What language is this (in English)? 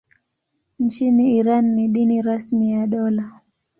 Swahili